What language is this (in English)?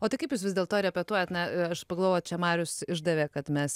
Lithuanian